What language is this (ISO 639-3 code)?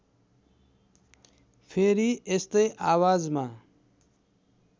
nep